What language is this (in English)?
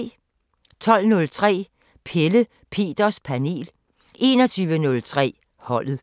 Danish